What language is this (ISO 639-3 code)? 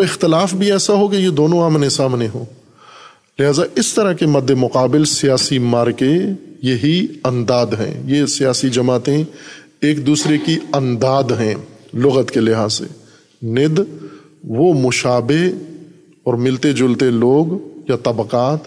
urd